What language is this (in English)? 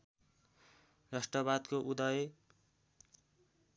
Nepali